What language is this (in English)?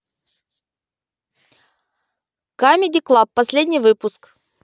Russian